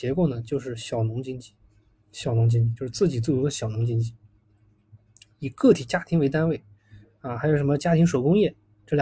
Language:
Chinese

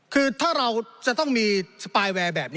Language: Thai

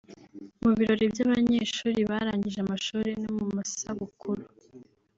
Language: Kinyarwanda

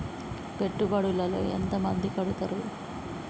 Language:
Telugu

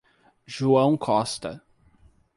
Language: Portuguese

